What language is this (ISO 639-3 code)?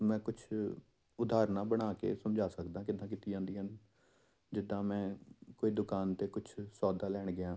pan